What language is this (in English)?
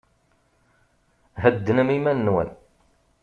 Kabyle